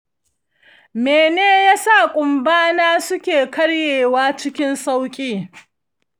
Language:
Hausa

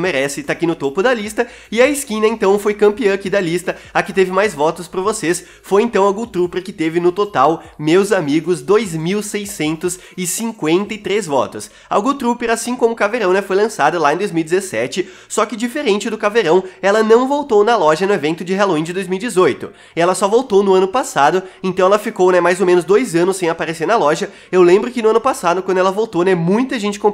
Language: Portuguese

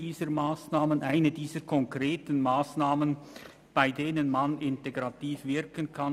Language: Swiss German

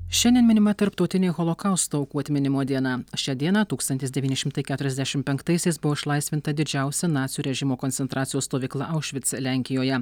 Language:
Lithuanian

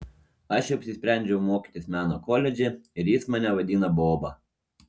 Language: Lithuanian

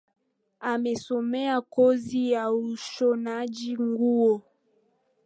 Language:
Swahili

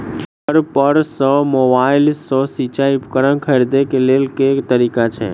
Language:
Maithili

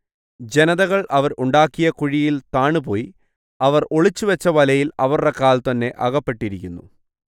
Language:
Malayalam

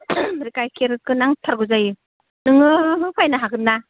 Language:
Bodo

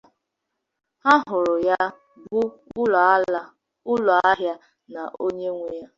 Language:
Igbo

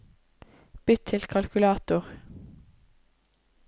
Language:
Norwegian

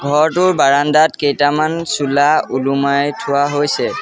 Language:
Assamese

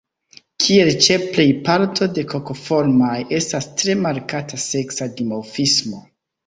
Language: Esperanto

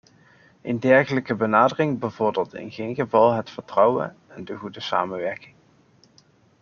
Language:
Dutch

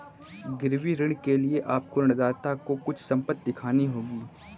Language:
Hindi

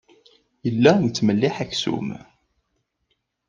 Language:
Kabyle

